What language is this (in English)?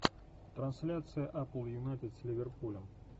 Russian